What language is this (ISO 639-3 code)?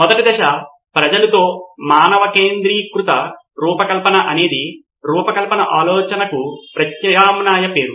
tel